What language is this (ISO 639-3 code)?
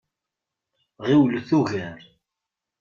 kab